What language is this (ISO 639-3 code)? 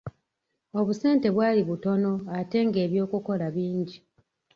lug